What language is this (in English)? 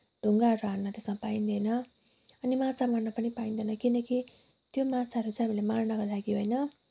Nepali